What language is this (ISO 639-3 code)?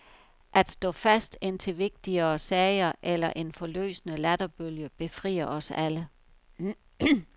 dan